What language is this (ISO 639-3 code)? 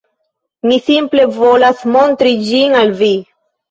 epo